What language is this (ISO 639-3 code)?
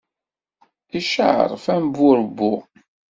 kab